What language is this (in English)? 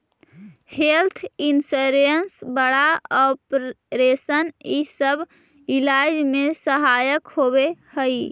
Magahi